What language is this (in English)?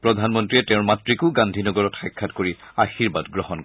Assamese